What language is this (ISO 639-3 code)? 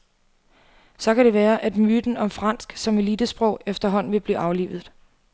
dan